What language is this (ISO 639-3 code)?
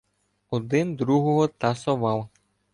ukr